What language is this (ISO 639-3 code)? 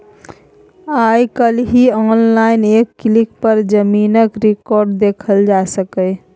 mai